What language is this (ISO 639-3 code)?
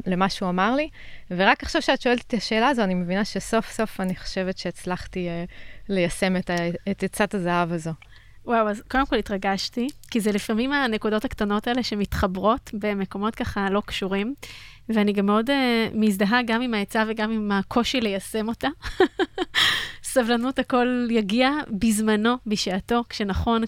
heb